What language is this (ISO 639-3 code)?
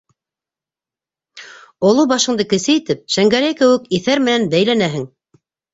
bak